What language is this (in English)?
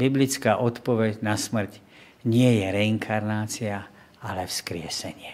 Slovak